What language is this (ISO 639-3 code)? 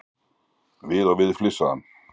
isl